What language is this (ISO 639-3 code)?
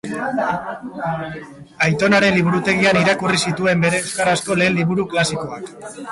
eus